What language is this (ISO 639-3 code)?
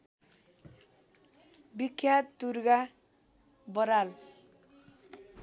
nep